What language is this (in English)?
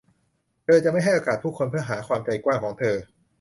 Thai